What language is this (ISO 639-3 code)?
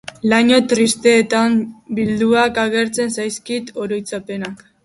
eus